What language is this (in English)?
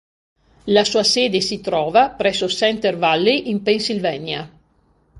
Italian